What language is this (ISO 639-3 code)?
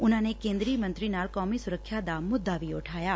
pan